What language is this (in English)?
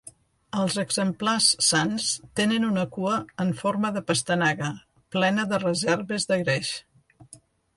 Catalan